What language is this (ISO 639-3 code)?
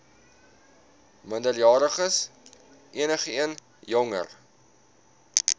afr